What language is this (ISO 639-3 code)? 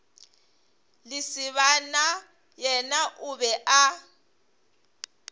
nso